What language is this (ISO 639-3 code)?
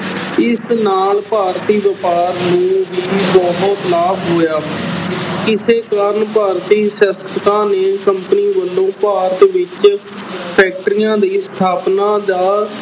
pan